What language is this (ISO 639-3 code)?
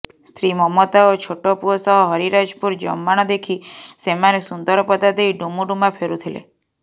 ori